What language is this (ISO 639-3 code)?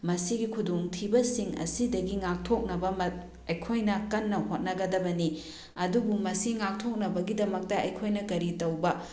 mni